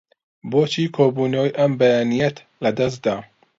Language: Central Kurdish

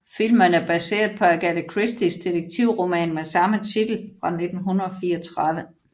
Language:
Danish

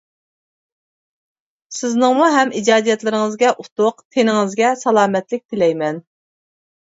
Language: Uyghur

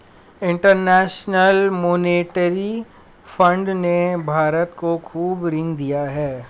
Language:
Hindi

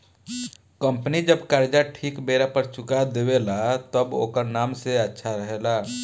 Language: Bhojpuri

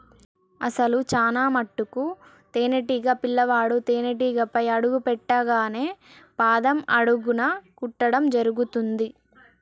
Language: Telugu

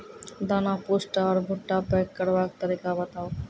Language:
Maithili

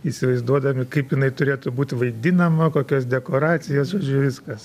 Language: Lithuanian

